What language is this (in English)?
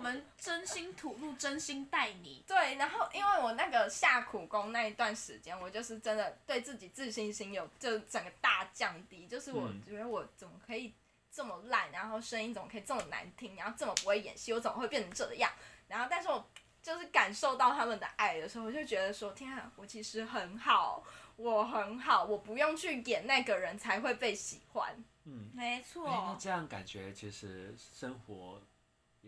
Chinese